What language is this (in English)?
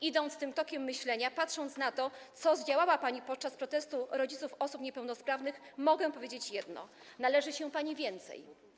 Polish